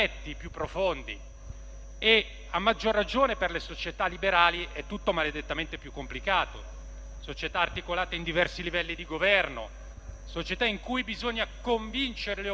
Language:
Italian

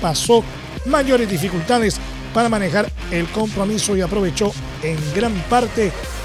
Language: Spanish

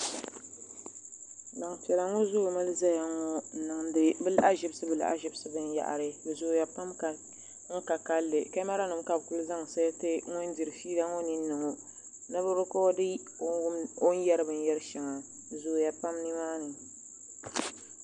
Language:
Dagbani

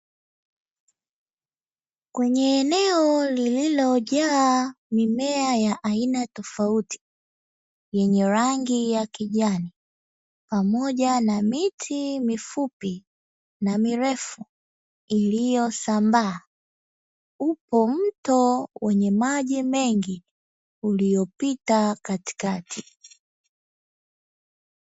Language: Swahili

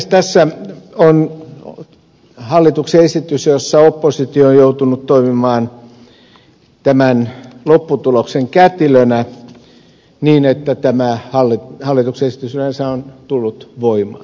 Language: Finnish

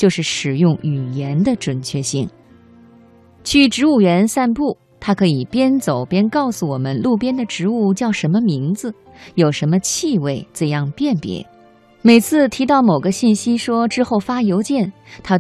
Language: Chinese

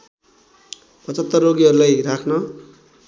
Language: Nepali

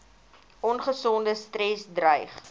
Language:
Afrikaans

